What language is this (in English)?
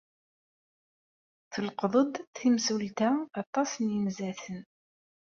Kabyle